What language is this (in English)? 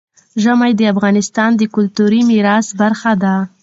Pashto